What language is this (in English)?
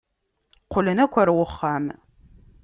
Kabyle